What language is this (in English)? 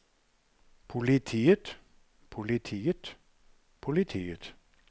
Norwegian